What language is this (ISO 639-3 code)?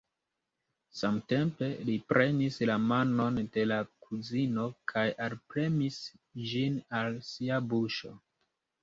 epo